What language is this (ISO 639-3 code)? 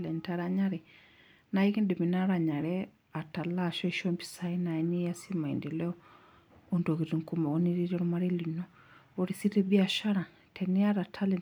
mas